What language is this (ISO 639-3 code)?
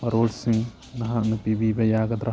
mni